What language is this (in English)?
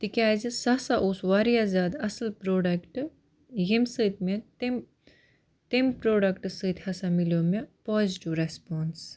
Kashmiri